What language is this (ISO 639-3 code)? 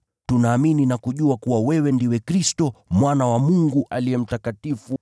swa